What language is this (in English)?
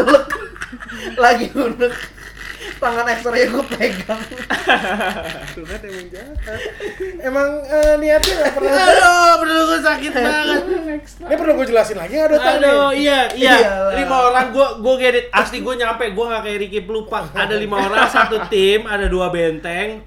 Indonesian